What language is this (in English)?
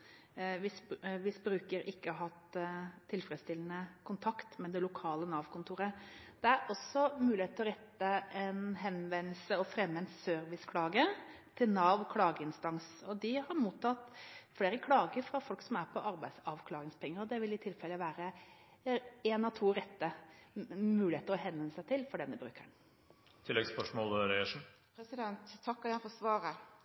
Norwegian